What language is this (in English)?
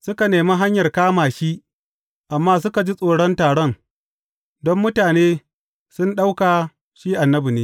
Hausa